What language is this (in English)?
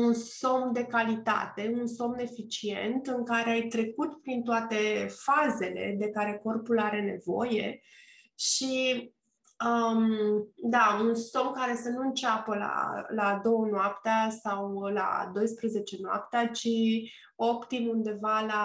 Romanian